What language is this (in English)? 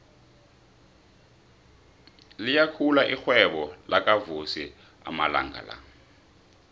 South Ndebele